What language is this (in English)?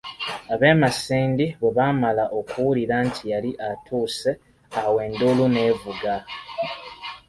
Ganda